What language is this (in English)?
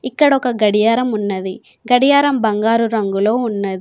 Telugu